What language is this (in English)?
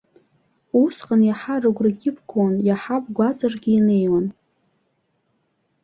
Abkhazian